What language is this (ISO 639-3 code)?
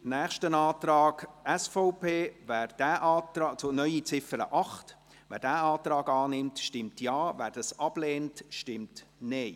gsw